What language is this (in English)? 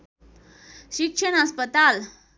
Nepali